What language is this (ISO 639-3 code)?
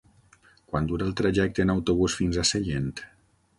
cat